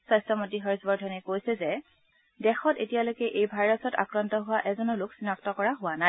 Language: Assamese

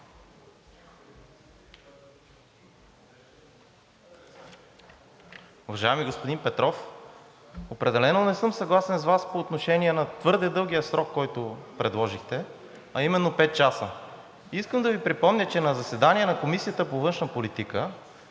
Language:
Bulgarian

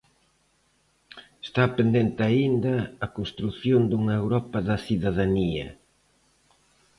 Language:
Galician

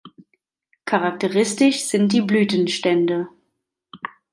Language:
German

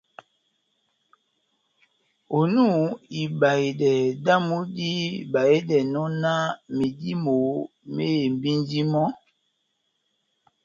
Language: Batanga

